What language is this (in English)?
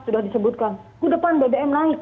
Indonesian